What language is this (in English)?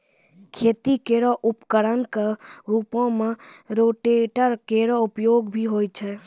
Maithili